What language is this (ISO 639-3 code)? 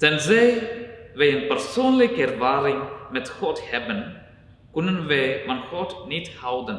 nld